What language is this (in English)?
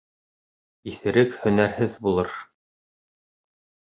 Bashkir